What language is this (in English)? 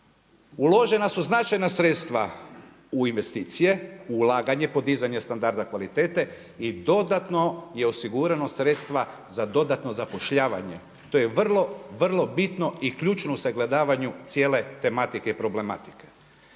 Croatian